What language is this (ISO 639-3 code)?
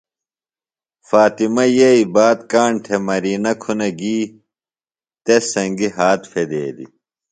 phl